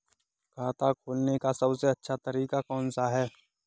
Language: Hindi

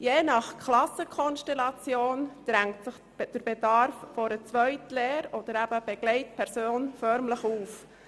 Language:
Swiss German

